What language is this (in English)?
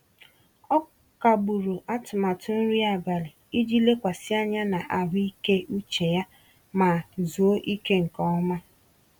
Igbo